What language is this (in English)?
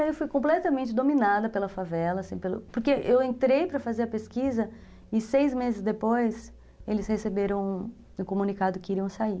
Portuguese